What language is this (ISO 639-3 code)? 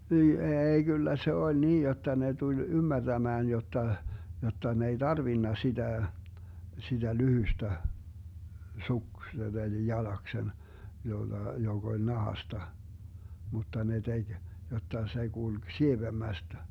fin